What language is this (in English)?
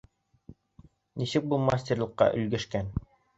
Bashkir